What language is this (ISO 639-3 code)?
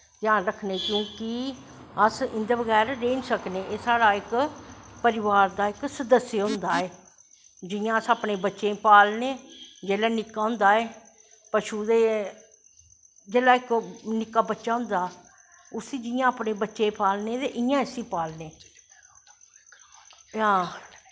doi